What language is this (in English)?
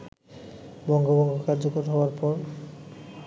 Bangla